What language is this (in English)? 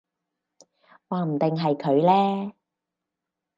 Cantonese